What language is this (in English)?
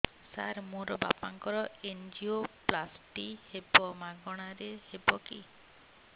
Odia